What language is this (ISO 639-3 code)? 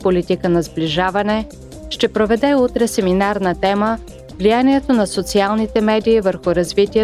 bul